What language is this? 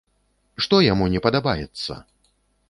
Belarusian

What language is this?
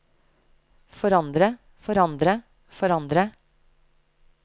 Norwegian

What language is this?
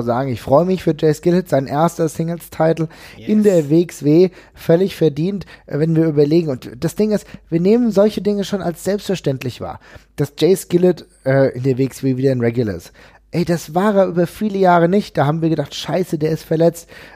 German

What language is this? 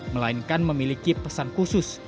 Indonesian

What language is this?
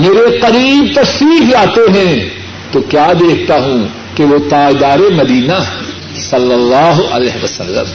Urdu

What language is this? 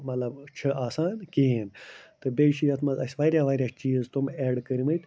Kashmiri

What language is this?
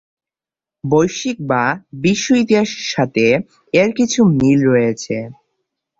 Bangla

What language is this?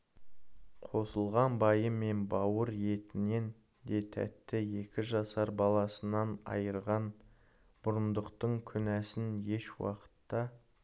Kazakh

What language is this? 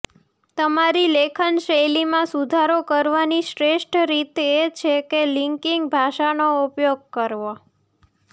Gujarati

